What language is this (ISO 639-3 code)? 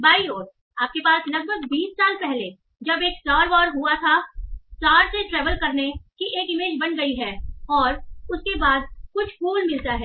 hin